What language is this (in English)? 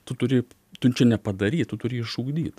Lithuanian